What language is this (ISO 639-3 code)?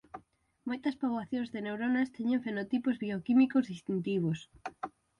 glg